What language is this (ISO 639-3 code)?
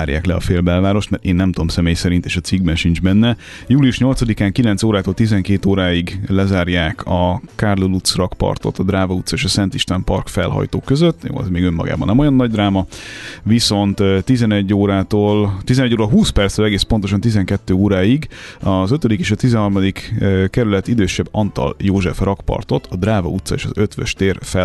hun